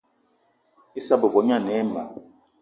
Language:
Eton (Cameroon)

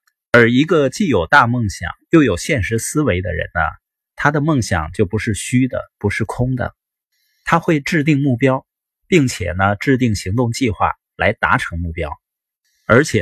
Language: Chinese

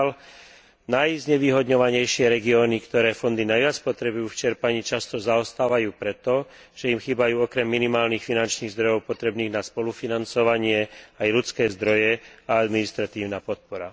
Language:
Slovak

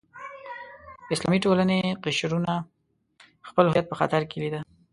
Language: Pashto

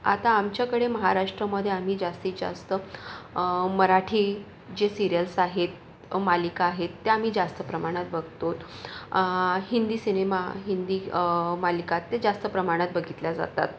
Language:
Marathi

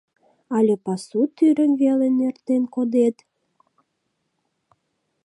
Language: Mari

